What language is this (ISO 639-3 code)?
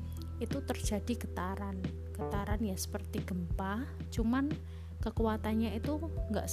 ind